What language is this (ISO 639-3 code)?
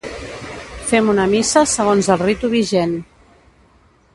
cat